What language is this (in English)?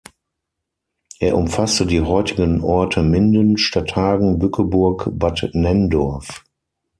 German